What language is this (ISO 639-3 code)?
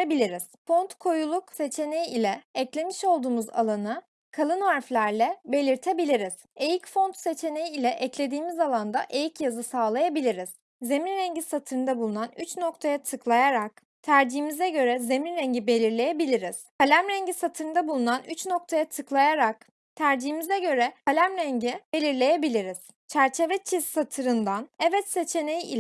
tur